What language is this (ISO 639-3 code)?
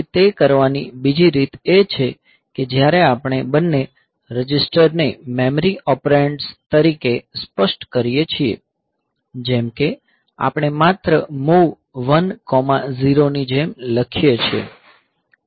guj